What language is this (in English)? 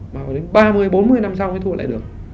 Vietnamese